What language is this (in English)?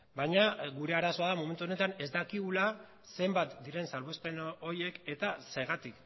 Basque